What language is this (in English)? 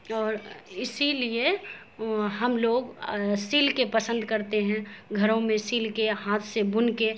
Urdu